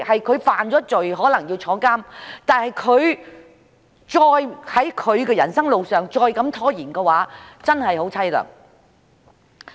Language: Cantonese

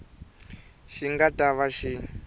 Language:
Tsonga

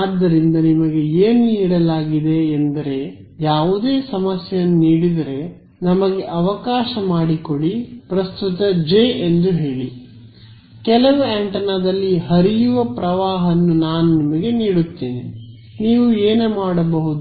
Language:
Kannada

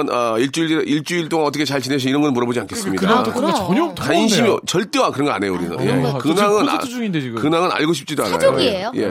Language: Korean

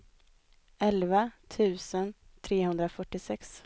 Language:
Swedish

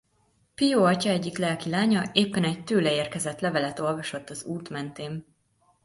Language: Hungarian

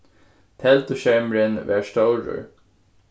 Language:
Faroese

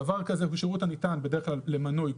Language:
Hebrew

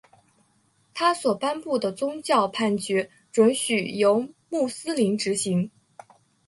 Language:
Chinese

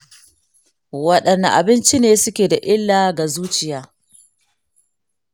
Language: Hausa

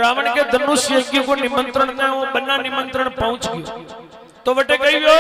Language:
Hindi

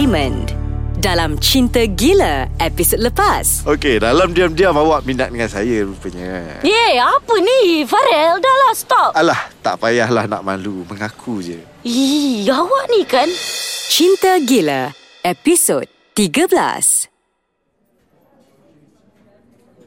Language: Malay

